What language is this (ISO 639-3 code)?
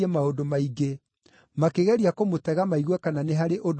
kik